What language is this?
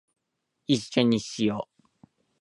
Japanese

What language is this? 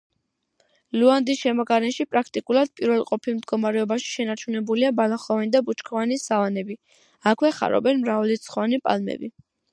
Georgian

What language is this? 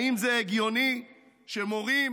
Hebrew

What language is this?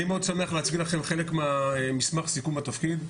Hebrew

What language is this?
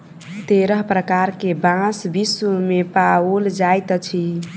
Maithili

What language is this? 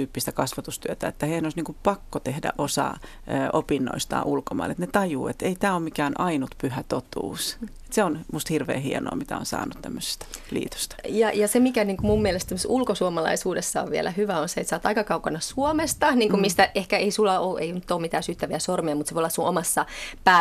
Finnish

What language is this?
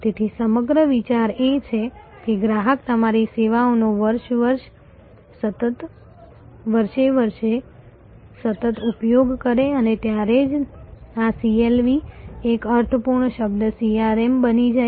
Gujarati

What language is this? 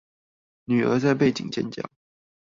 Chinese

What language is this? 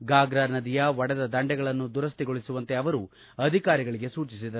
Kannada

